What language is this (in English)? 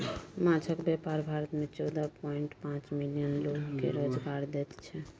Maithili